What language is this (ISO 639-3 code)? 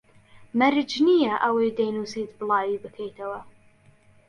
ckb